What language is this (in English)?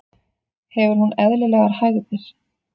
Icelandic